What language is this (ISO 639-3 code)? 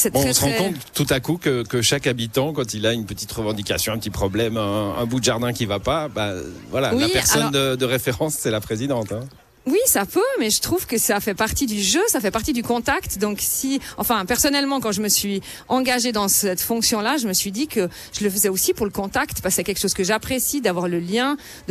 fra